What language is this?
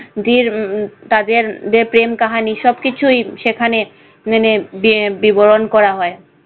Bangla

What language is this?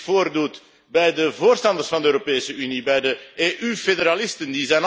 Dutch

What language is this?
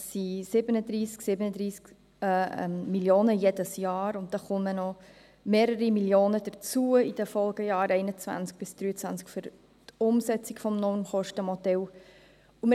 Swiss German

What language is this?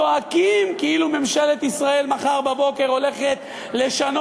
Hebrew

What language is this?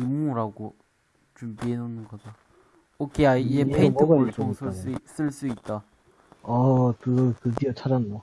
Korean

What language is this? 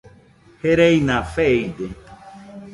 Nüpode Huitoto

